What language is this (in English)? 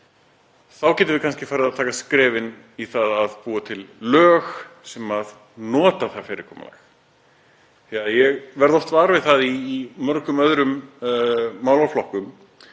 Icelandic